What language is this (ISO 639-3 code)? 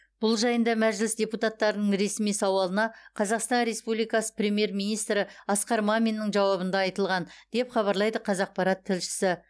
kaz